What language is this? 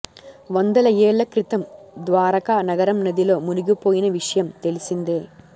Telugu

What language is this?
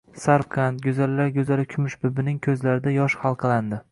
Uzbek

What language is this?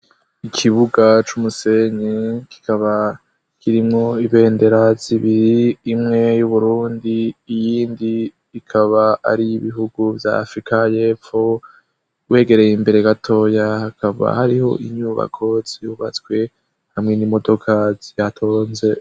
Rundi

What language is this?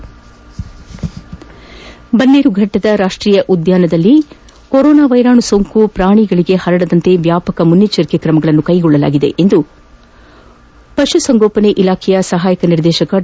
Kannada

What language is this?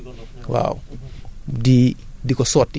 Wolof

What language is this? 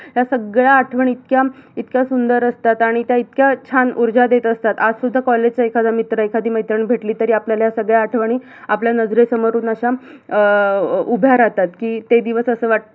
Marathi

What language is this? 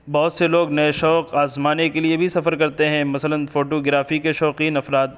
Urdu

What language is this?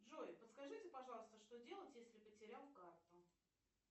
Russian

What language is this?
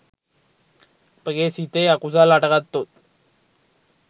Sinhala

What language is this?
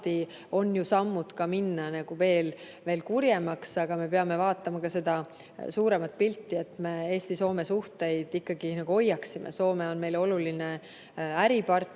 Estonian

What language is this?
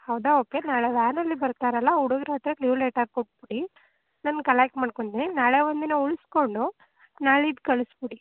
Kannada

